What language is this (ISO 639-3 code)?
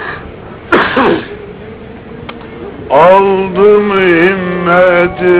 tur